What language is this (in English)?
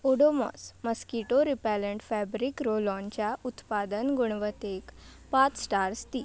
Konkani